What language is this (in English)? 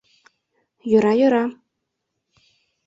Mari